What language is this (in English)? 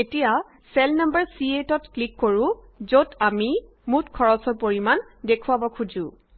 Assamese